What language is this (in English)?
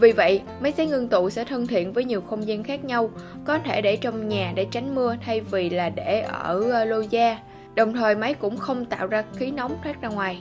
Vietnamese